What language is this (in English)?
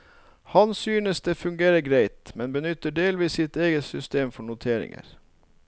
Norwegian